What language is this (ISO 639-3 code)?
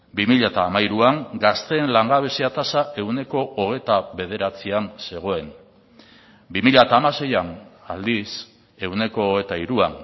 eus